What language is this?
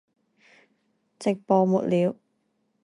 Chinese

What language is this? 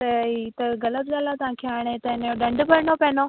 Sindhi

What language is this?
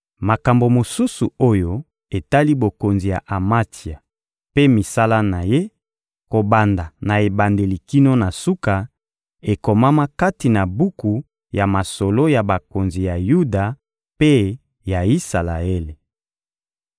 Lingala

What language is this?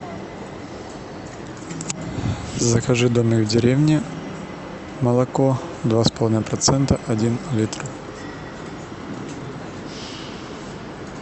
Russian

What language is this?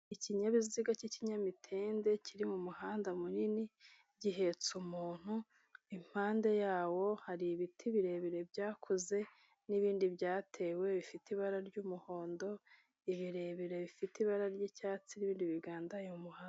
Kinyarwanda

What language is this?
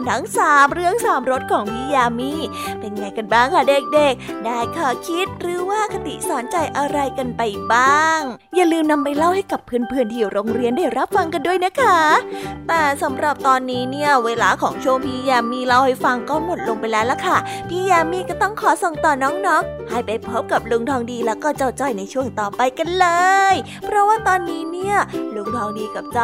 Thai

